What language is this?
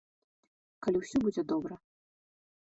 Belarusian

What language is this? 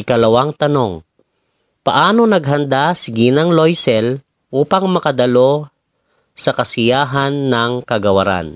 Filipino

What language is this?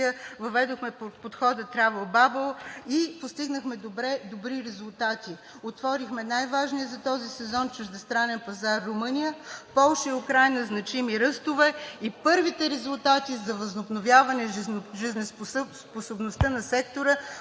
Bulgarian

